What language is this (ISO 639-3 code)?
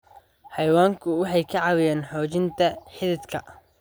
som